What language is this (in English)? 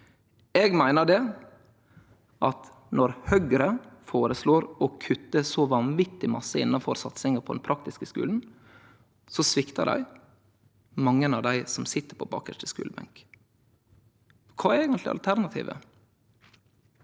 Norwegian